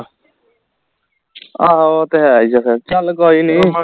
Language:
Punjabi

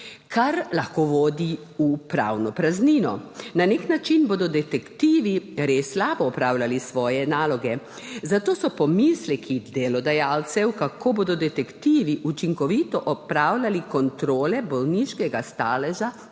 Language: Slovenian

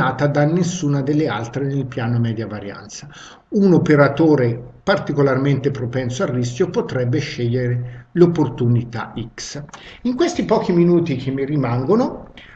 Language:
Italian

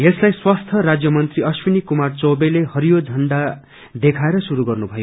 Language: Nepali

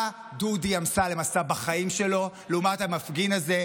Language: Hebrew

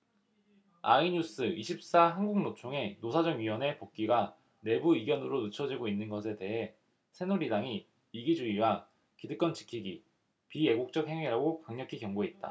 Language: Korean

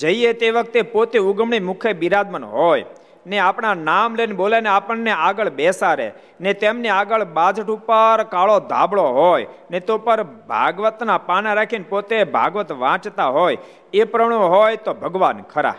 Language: Gujarati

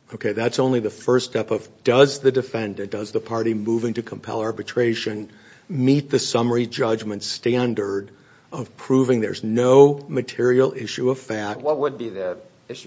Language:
English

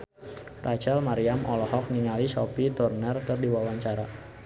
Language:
Sundanese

